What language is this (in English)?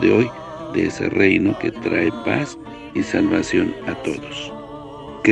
Spanish